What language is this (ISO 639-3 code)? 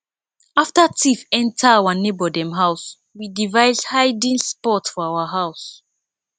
pcm